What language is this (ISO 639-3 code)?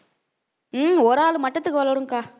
tam